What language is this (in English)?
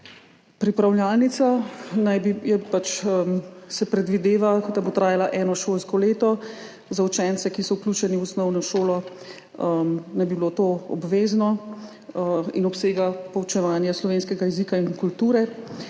Slovenian